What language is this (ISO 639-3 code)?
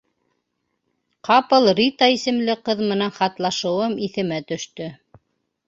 bak